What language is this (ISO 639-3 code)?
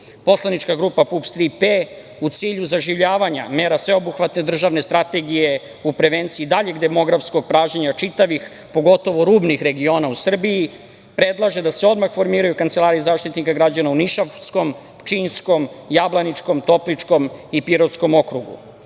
srp